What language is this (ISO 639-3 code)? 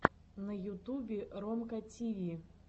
rus